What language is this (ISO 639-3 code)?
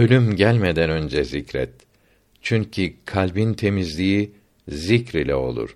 tur